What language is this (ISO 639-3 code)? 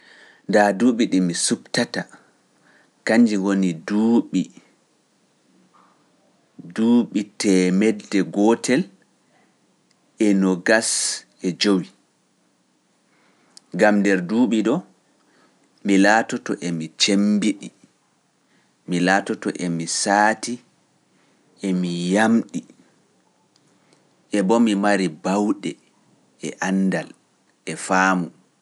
fuf